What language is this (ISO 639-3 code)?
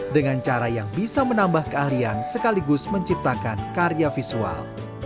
ind